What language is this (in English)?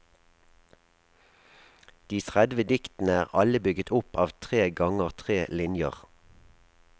Norwegian